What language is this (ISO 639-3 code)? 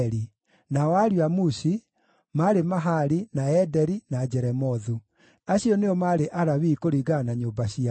kik